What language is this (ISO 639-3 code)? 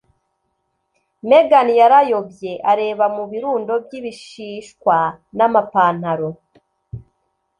kin